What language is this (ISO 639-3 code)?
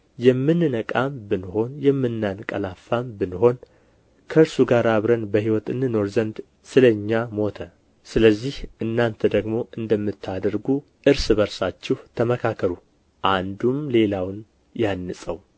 amh